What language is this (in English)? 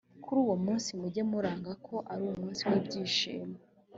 Kinyarwanda